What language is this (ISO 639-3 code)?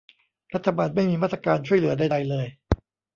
tha